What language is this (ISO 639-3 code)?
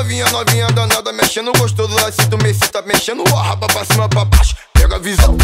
por